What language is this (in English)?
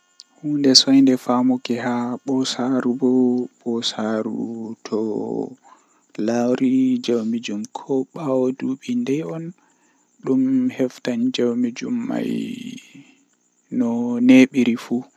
Western Niger Fulfulde